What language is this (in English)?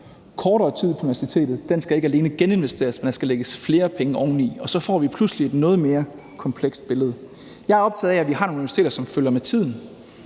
Danish